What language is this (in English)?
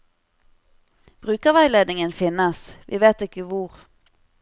Norwegian